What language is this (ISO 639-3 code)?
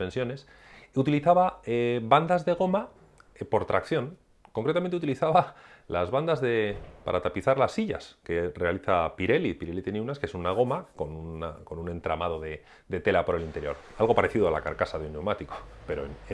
spa